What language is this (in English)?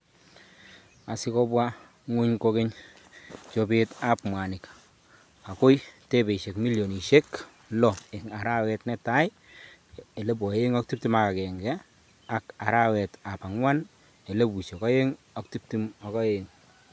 Kalenjin